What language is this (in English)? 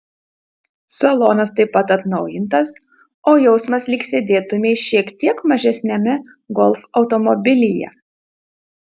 Lithuanian